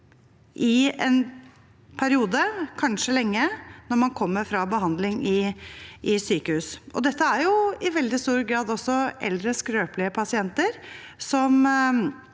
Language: Norwegian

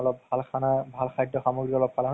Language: Assamese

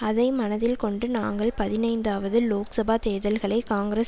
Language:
Tamil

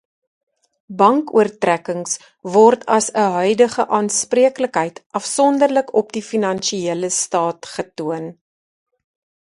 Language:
Afrikaans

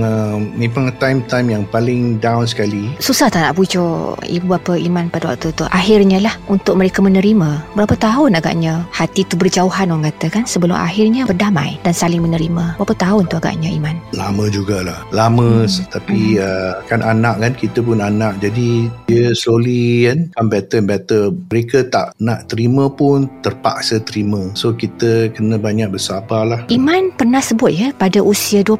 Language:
Malay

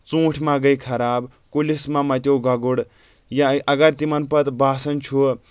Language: Kashmiri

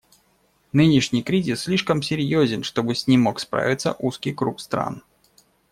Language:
Russian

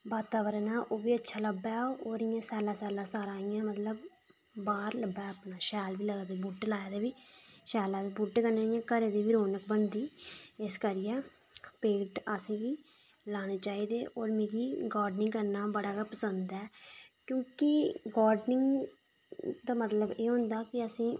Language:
Dogri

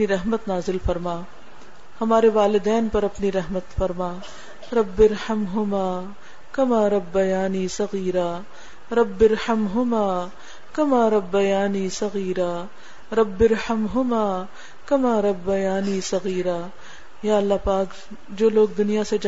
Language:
Urdu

